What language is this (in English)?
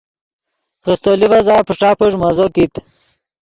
Yidgha